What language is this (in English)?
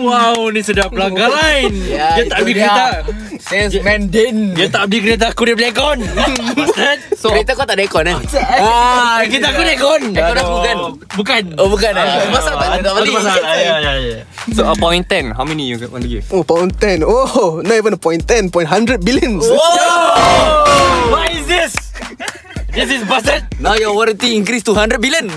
Malay